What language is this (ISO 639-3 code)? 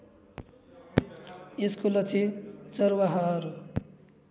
nep